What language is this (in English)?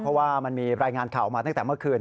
Thai